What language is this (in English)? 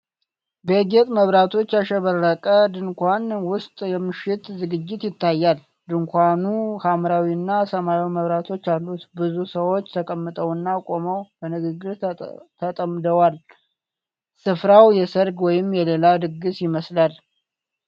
Amharic